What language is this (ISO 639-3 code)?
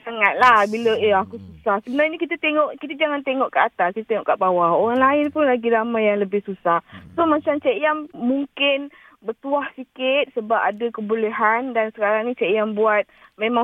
msa